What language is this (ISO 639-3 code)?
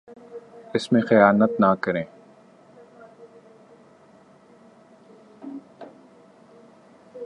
urd